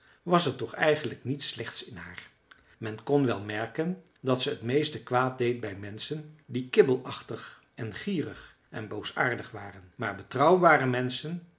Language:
Dutch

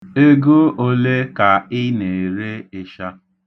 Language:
Igbo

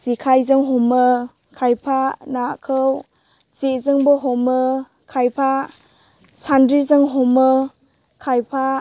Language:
Bodo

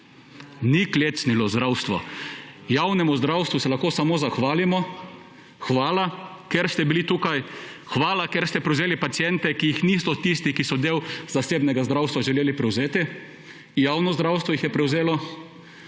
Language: Slovenian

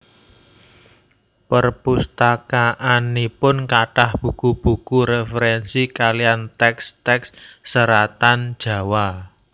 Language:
Javanese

